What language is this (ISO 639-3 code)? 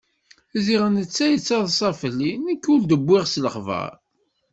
kab